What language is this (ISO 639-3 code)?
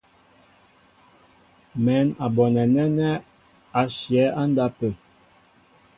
mbo